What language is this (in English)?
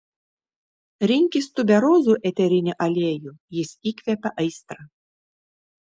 Lithuanian